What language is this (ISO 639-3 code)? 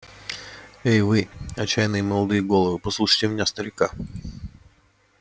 rus